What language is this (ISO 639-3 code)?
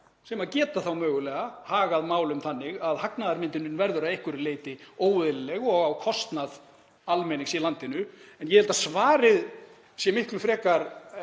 isl